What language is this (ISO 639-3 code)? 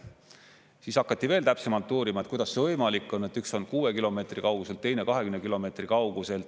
est